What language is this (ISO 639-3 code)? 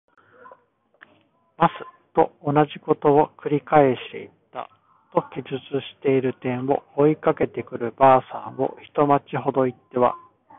jpn